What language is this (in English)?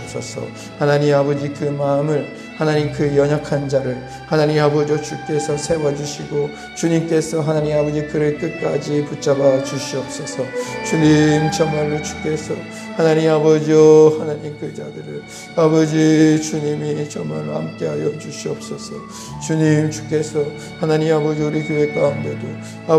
Korean